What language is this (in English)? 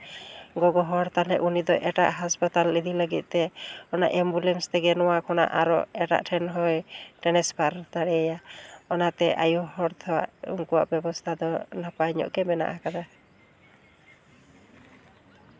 Santali